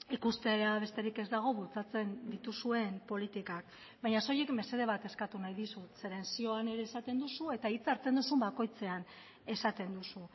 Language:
Basque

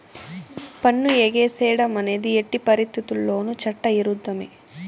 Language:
Telugu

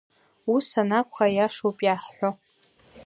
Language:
Abkhazian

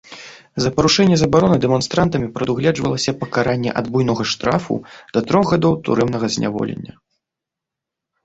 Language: Belarusian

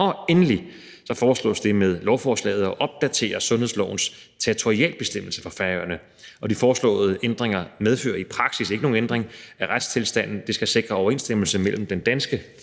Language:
Danish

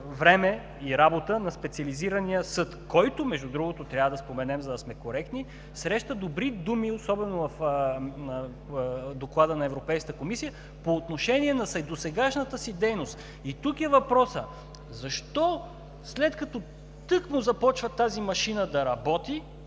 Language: Bulgarian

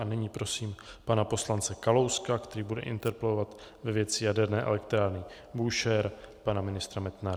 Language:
Czech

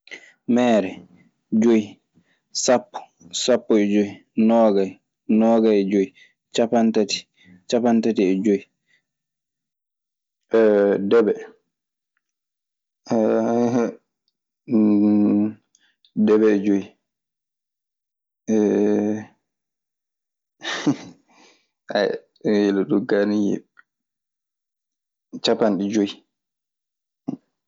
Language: Maasina Fulfulde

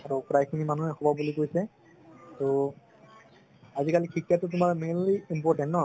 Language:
Assamese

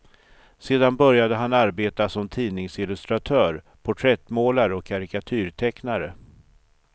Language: Swedish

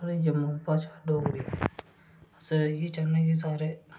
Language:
Dogri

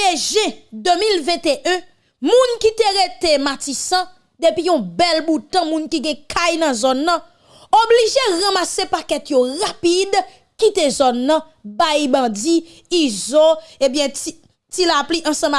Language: French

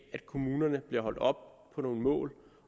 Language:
Danish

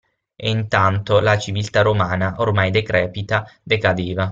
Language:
Italian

